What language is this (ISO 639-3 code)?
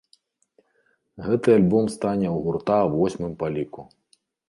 bel